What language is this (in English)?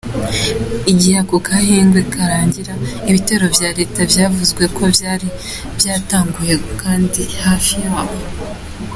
Kinyarwanda